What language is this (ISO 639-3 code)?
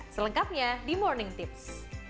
ind